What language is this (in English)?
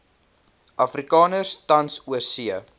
Afrikaans